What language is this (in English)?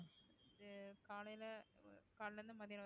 Tamil